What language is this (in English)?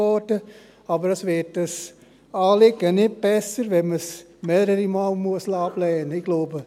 Swiss German